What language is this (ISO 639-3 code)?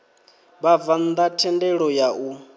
ven